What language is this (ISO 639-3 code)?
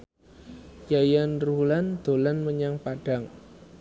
jav